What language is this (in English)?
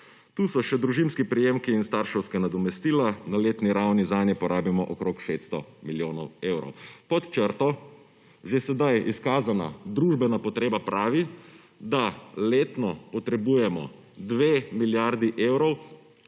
Slovenian